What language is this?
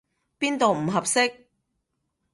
Cantonese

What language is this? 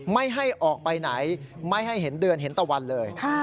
Thai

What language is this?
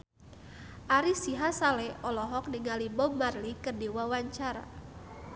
Sundanese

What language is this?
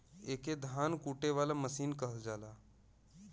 Bhojpuri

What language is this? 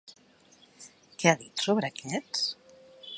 Catalan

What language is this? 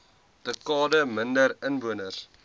Afrikaans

